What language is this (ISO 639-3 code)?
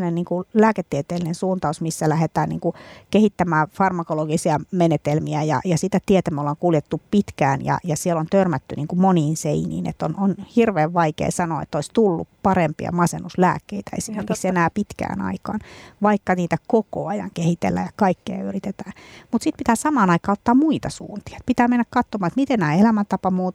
fin